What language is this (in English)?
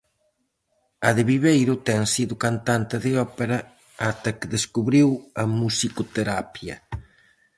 Galician